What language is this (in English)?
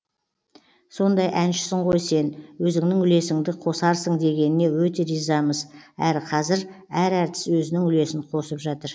Kazakh